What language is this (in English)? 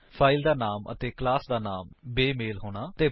Punjabi